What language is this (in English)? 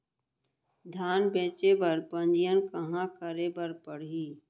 Chhattisgarhi